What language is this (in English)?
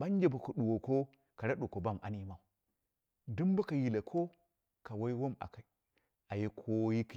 Dera (Nigeria)